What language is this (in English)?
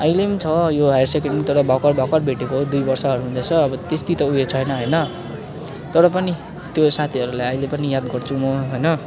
Nepali